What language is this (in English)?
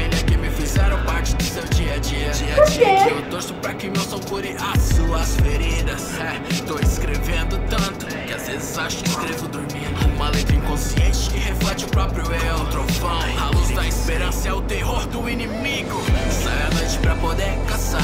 Portuguese